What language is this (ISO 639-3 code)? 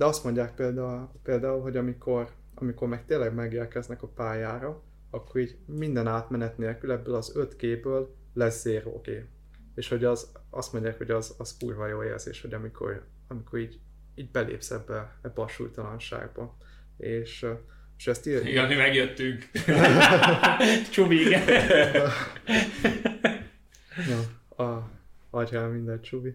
hun